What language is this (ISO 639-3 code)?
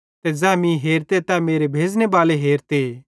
bhd